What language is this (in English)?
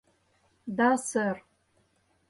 Mari